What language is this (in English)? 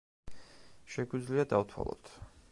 Georgian